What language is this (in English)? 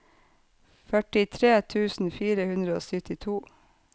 Norwegian